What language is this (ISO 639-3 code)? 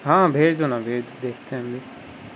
urd